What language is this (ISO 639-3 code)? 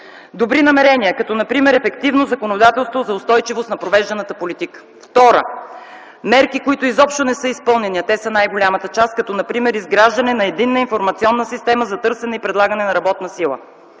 bul